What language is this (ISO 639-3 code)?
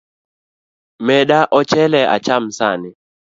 luo